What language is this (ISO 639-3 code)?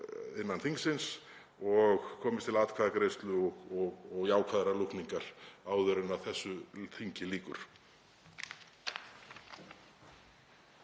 isl